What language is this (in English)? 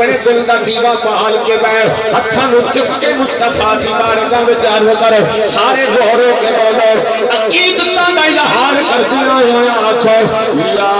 Punjabi